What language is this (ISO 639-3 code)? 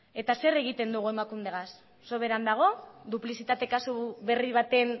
eus